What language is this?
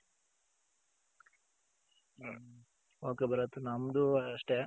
Kannada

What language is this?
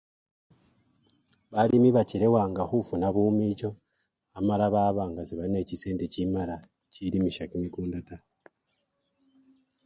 Luyia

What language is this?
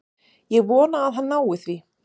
Icelandic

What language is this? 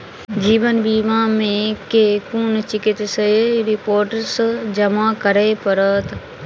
Maithili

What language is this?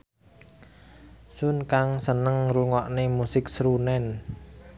Javanese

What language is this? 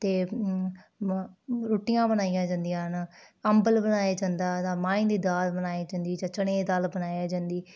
Dogri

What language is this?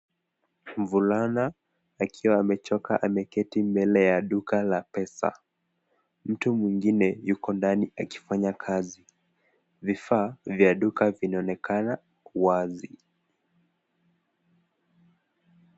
Swahili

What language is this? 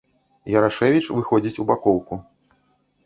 Belarusian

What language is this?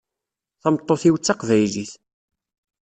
Kabyle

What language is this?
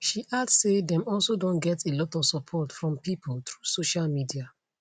Nigerian Pidgin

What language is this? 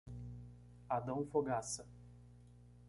Portuguese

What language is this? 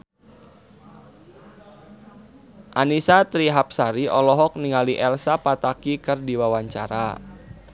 Sundanese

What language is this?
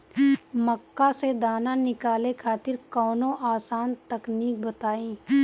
Bhojpuri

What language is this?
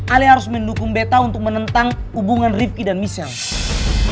Indonesian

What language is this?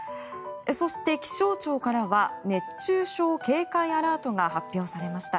Japanese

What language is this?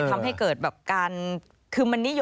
Thai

